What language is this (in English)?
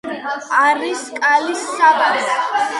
Georgian